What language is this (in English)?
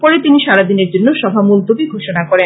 Bangla